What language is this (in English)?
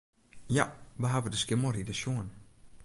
Western Frisian